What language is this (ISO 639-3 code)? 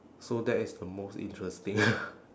eng